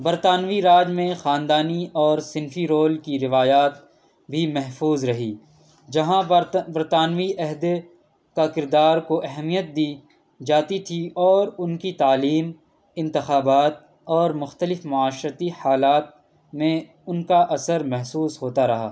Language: Urdu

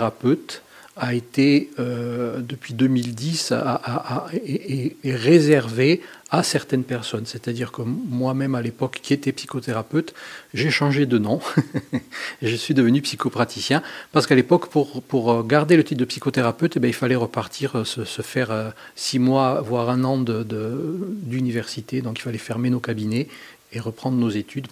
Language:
French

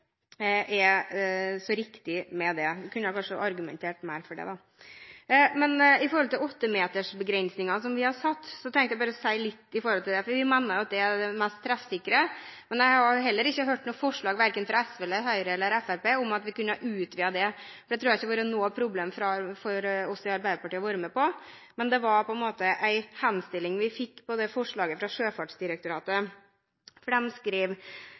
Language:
Norwegian Bokmål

